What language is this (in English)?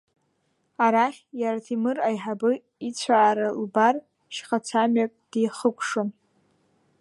Abkhazian